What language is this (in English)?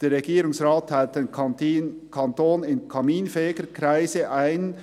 Swiss German